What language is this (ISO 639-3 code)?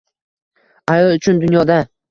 uzb